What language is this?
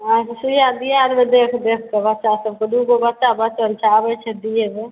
Maithili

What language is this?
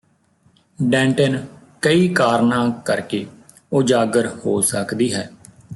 Punjabi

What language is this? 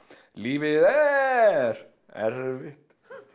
Icelandic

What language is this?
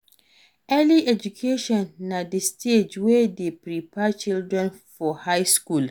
Nigerian Pidgin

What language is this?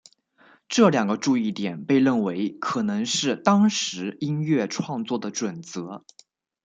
Chinese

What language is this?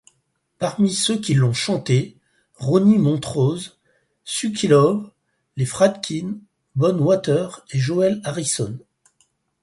French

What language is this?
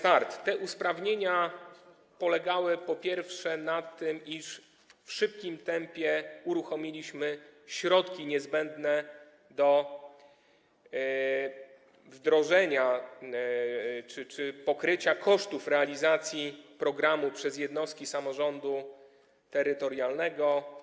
Polish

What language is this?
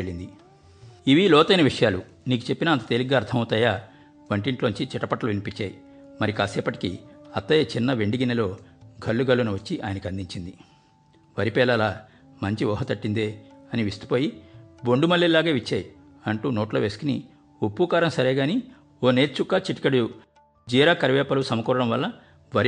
Telugu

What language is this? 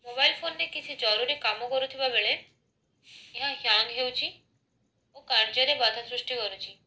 Odia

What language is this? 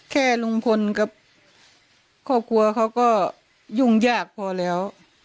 Thai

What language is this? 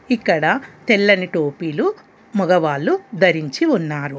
Telugu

